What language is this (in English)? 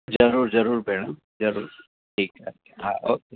Sindhi